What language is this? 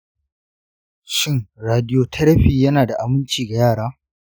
Hausa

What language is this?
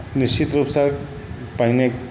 Maithili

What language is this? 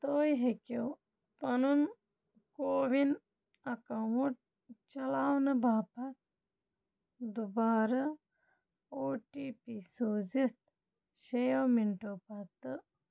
Kashmiri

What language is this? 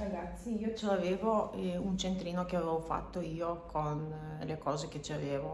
Italian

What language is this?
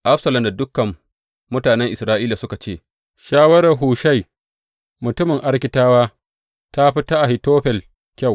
Hausa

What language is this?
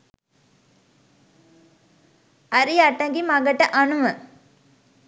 Sinhala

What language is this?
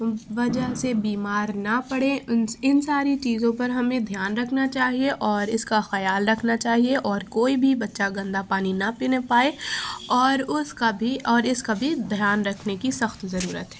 Urdu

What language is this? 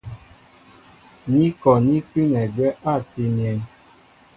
Mbo (Cameroon)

